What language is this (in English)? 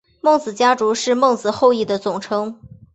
Chinese